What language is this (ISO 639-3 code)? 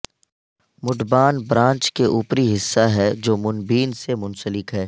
urd